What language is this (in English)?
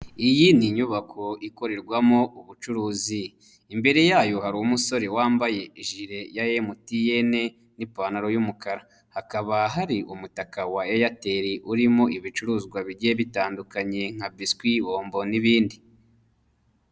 Kinyarwanda